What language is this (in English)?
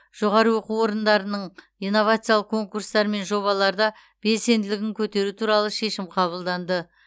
Kazakh